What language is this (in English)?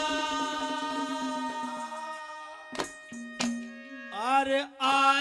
Hindi